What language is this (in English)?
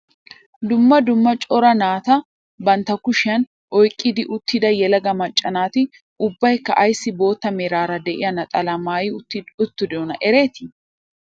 Wolaytta